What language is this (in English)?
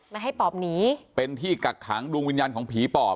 Thai